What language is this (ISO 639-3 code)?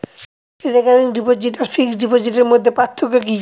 ben